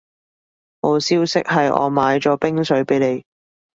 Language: Cantonese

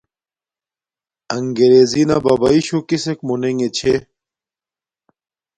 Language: Domaaki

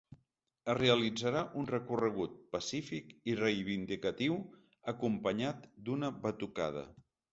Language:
Catalan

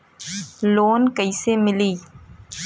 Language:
Bhojpuri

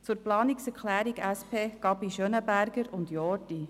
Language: Swiss German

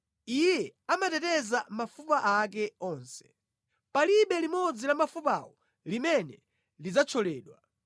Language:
Nyanja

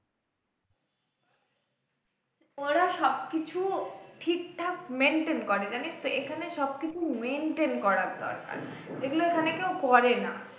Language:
Bangla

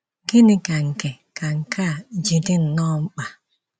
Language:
Igbo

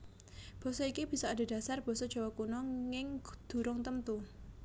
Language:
Javanese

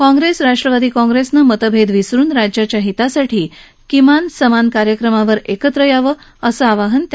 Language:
Marathi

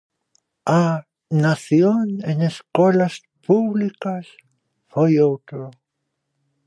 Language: Galician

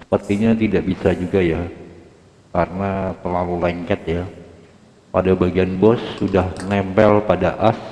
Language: Indonesian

